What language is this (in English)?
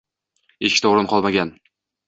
Uzbek